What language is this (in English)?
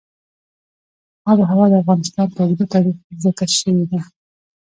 Pashto